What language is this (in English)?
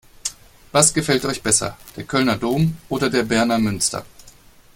German